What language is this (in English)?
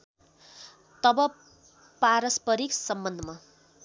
Nepali